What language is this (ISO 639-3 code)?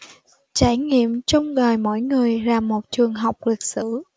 vie